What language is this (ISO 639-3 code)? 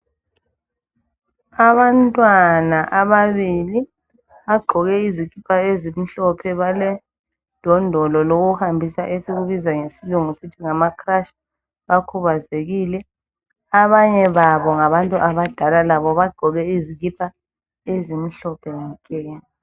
nde